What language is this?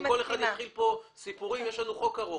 Hebrew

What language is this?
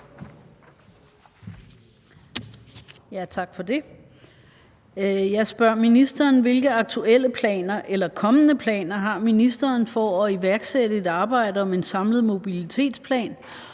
Danish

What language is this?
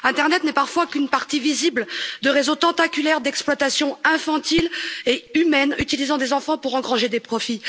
French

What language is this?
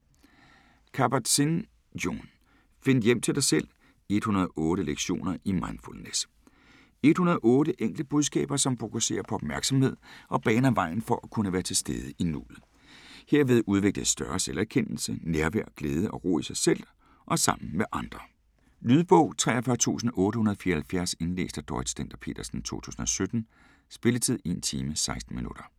Danish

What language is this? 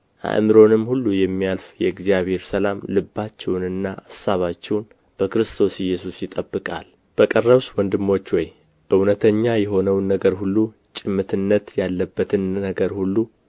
Amharic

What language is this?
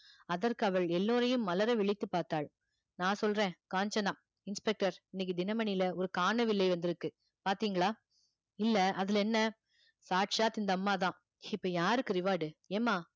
Tamil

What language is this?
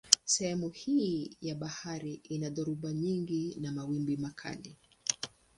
Swahili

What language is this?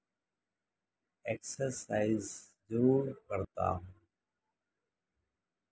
Urdu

